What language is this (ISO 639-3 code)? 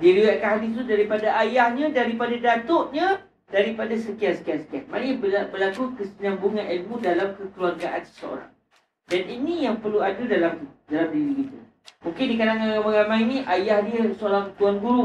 msa